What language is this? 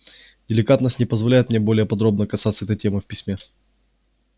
Russian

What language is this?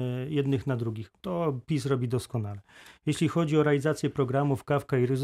Polish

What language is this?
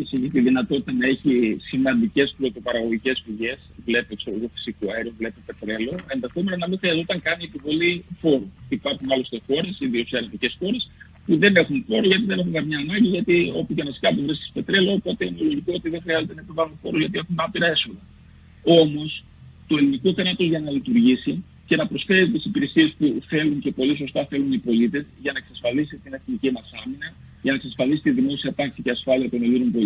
Greek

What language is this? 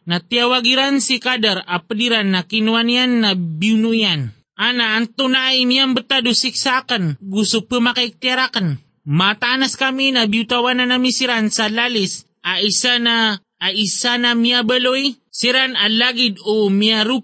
Filipino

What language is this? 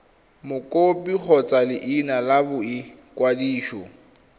Tswana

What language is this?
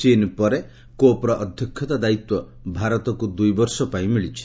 Odia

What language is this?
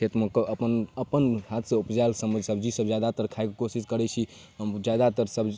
Maithili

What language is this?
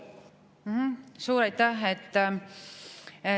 Estonian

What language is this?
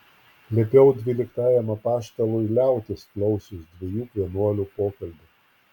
Lithuanian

